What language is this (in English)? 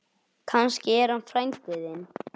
Icelandic